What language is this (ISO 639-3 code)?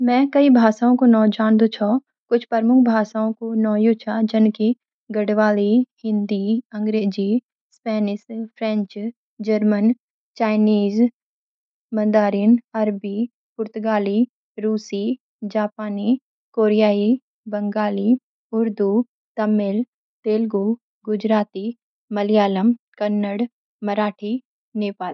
gbm